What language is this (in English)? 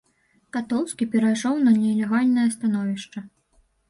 Belarusian